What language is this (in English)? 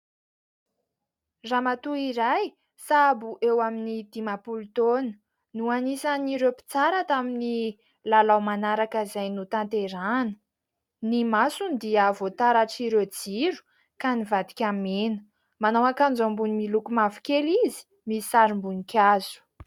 Malagasy